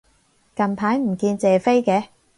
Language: Cantonese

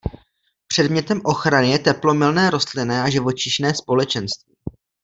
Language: Czech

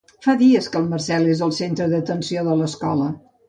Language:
Catalan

